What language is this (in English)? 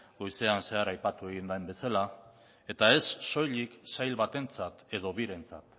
Basque